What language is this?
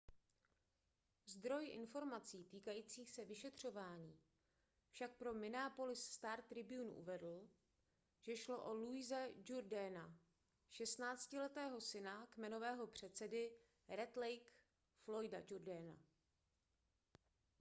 Czech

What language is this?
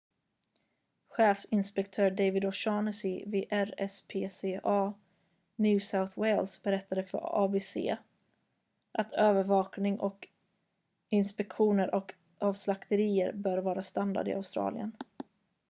Swedish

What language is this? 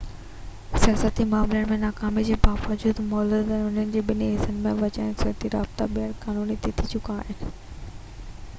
Sindhi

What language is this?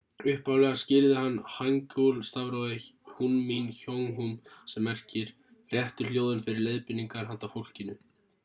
Icelandic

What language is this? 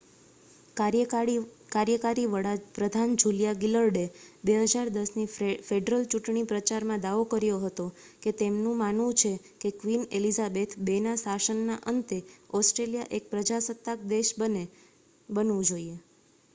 Gujarati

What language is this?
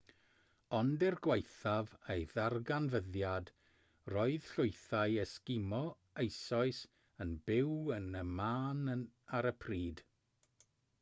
Welsh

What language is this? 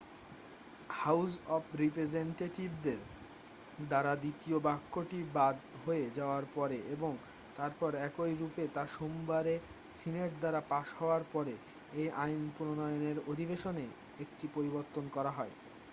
Bangla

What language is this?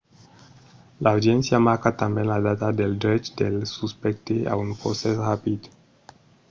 Occitan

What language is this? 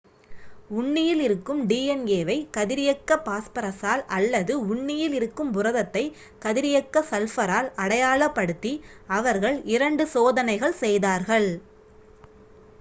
Tamil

